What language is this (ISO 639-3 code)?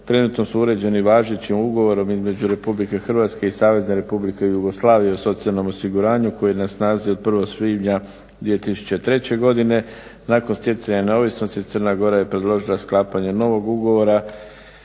hrv